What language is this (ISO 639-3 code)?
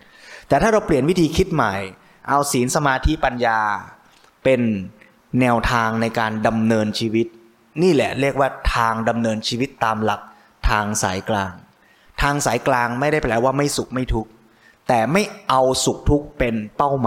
tha